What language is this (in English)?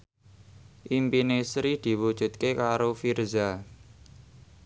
Javanese